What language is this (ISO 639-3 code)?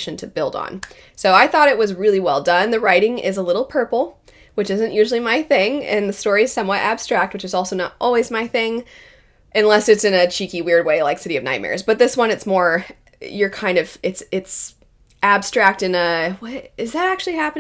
eng